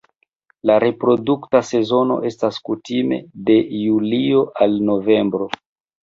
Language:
Esperanto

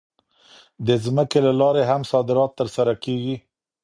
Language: Pashto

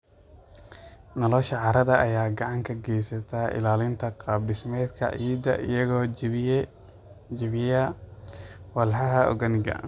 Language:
Somali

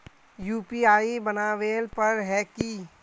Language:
Magahi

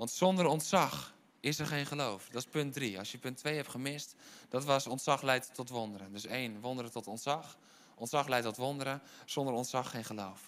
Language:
Dutch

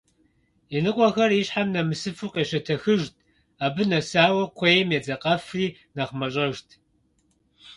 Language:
Kabardian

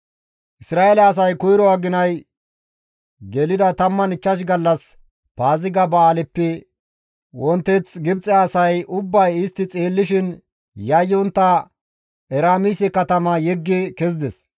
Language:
Gamo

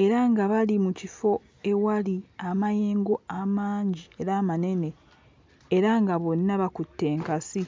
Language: Ganda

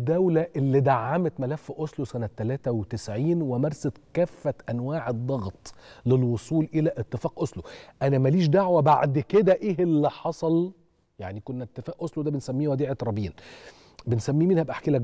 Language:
Arabic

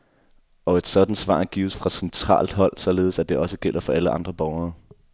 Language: Danish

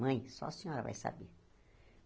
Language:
Portuguese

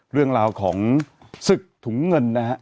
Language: Thai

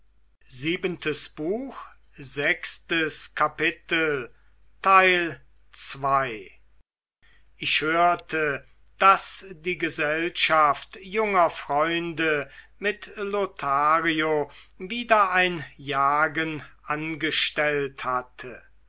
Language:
German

